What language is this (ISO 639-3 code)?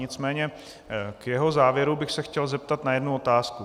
ces